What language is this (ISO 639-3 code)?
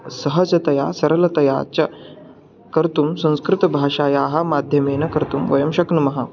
san